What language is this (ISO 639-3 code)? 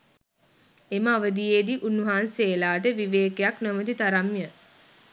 sin